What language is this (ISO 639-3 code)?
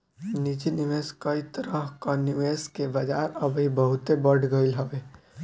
bho